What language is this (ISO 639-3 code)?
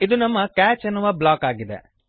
kan